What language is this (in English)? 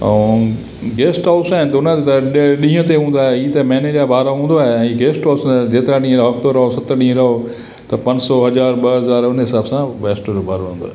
Sindhi